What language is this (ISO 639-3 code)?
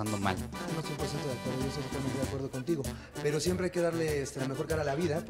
spa